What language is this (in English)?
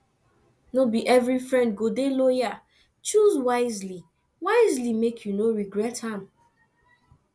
Nigerian Pidgin